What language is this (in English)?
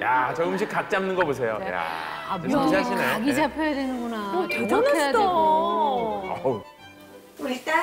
Korean